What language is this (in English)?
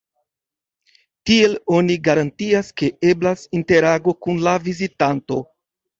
Esperanto